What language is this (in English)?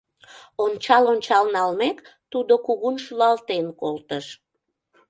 Mari